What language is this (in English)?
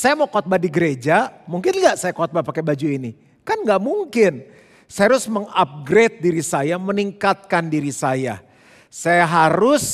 Indonesian